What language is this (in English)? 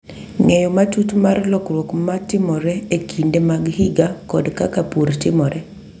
Luo (Kenya and Tanzania)